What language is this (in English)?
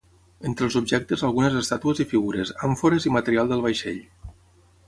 Catalan